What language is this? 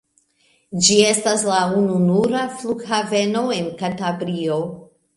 Esperanto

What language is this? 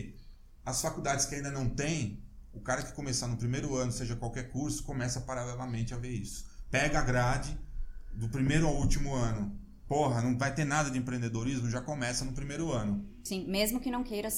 Portuguese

